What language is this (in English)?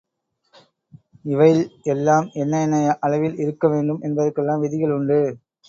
Tamil